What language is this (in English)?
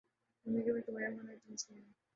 Urdu